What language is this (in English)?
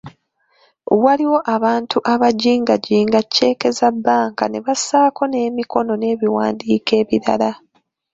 Ganda